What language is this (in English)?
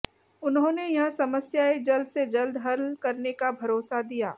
Hindi